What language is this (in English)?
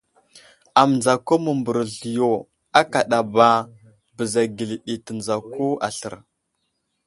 Wuzlam